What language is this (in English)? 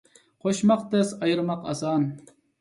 Uyghur